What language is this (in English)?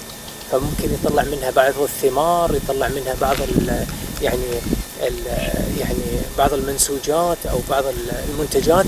Arabic